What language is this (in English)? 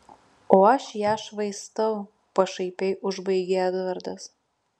Lithuanian